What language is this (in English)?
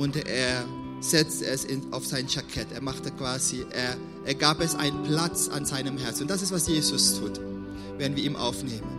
German